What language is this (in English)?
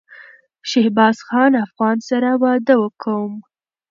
Pashto